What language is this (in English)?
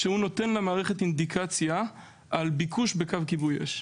Hebrew